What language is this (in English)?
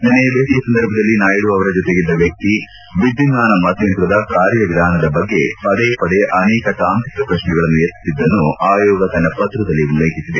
Kannada